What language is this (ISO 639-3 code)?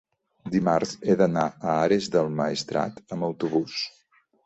cat